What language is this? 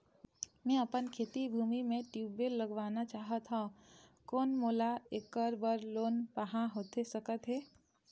Chhattisgarhi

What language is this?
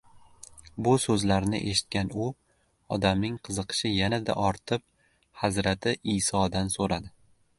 Uzbek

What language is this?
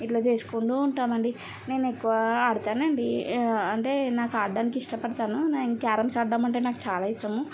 Telugu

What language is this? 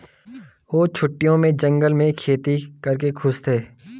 Hindi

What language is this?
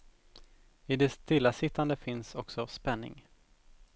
Swedish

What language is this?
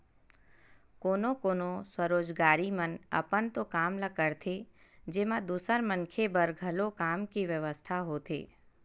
Chhattisgarhi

